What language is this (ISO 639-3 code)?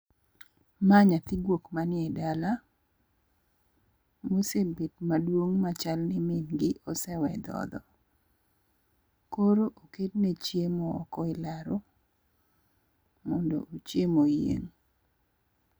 luo